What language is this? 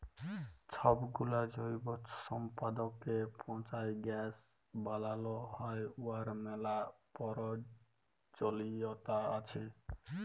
Bangla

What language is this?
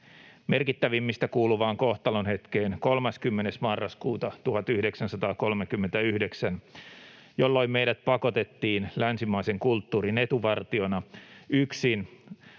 Finnish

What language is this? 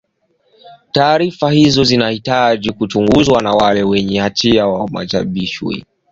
Swahili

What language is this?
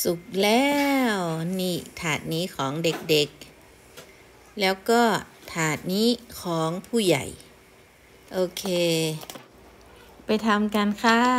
Thai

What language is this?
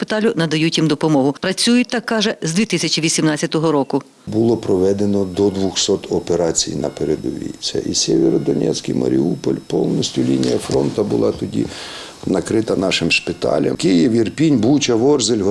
Ukrainian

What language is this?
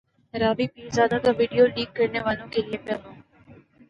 Urdu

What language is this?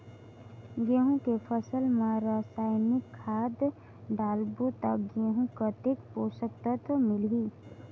Chhattisgarhi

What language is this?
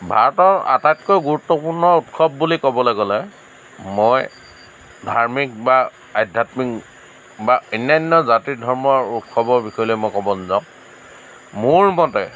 Assamese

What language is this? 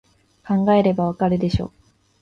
Japanese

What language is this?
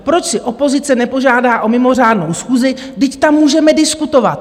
Czech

